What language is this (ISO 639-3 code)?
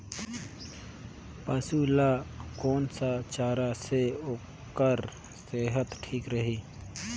hne